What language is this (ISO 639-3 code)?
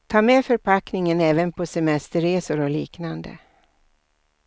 swe